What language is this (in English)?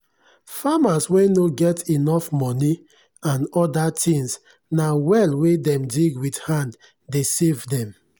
Nigerian Pidgin